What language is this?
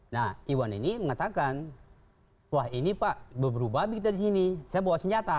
Indonesian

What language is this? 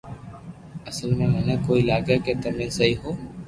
Loarki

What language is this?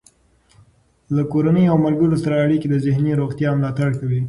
Pashto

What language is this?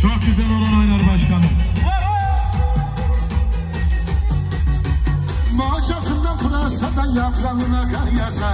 Turkish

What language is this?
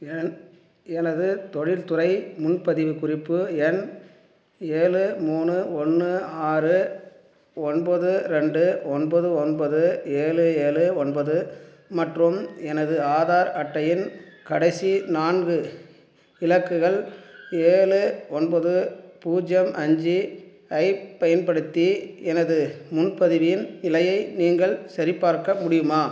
Tamil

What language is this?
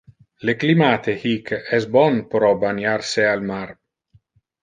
Interlingua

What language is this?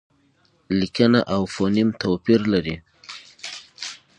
Pashto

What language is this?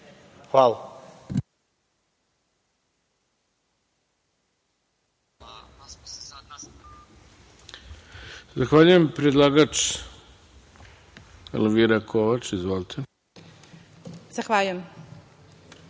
Serbian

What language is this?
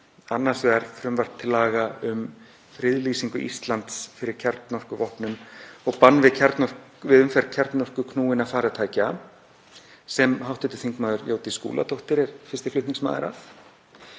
Icelandic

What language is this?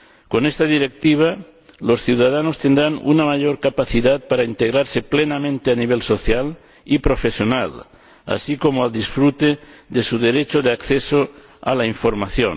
Spanish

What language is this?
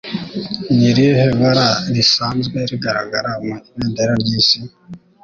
Kinyarwanda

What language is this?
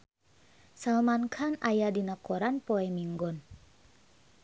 Sundanese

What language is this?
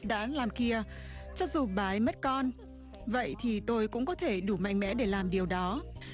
Vietnamese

